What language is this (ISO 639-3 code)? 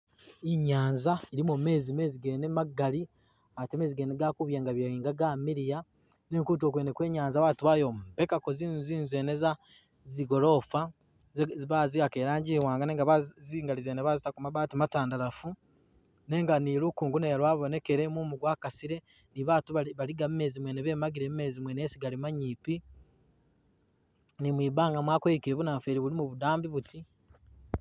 myx